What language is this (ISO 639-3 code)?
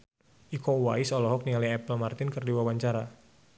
sun